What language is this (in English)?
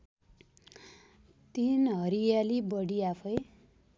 Nepali